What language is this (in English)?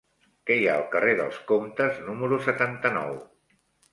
Catalan